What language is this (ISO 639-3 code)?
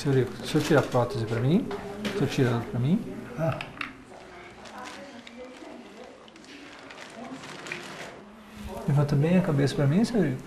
por